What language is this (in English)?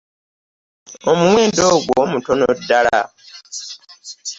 Ganda